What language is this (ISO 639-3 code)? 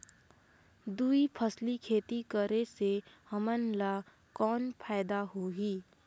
hne